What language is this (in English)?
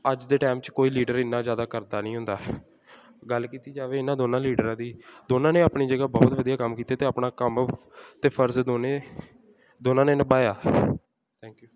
Punjabi